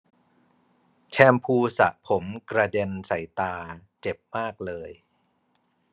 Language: Thai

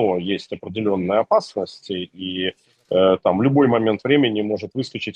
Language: Russian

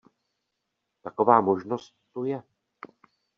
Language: Czech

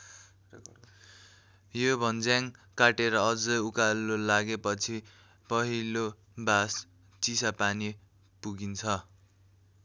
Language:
Nepali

